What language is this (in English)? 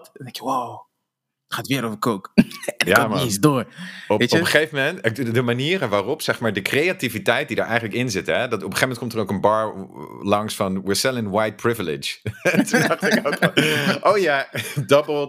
Dutch